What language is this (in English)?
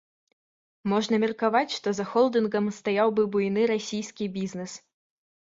Belarusian